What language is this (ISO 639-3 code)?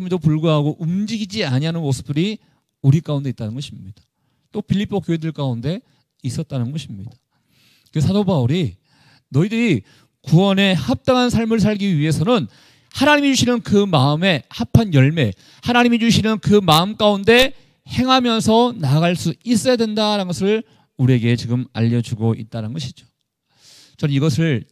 kor